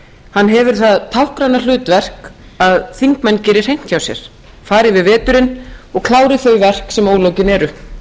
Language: Icelandic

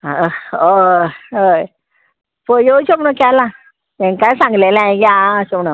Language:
Konkani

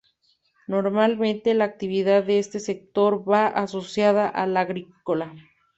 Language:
Spanish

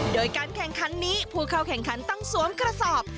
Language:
Thai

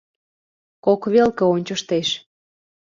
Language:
Mari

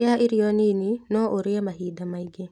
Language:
Kikuyu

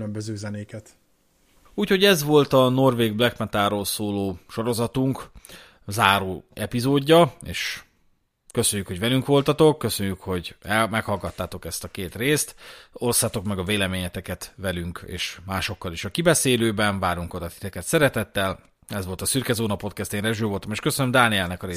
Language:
Hungarian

